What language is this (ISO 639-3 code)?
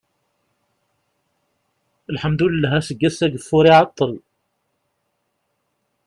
kab